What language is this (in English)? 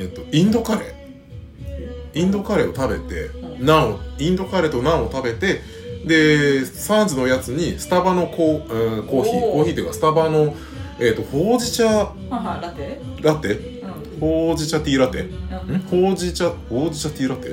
Japanese